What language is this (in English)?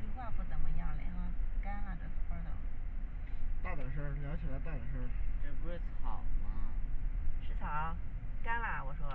Chinese